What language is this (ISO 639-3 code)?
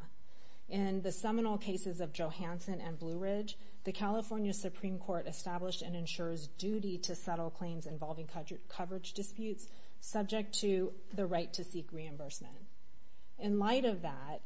eng